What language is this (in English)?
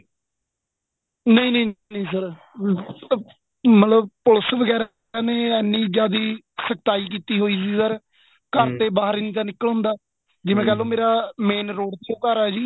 Punjabi